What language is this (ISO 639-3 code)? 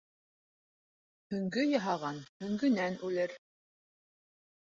bak